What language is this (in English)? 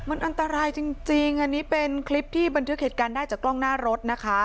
Thai